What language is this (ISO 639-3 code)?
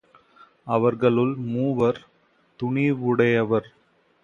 tam